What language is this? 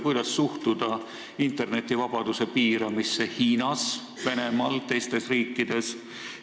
Estonian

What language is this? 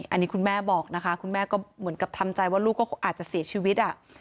Thai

